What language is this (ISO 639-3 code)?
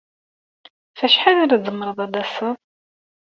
kab